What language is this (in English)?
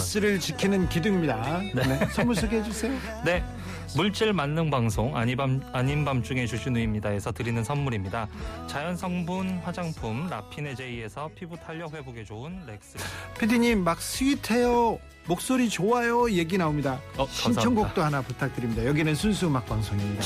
Korean